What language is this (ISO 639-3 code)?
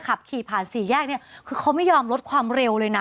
tha